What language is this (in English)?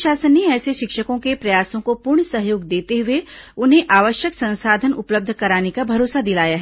Hindi